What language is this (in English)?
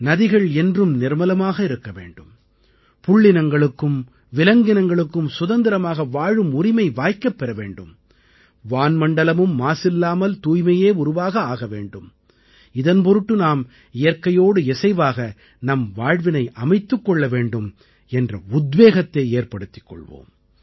Tamil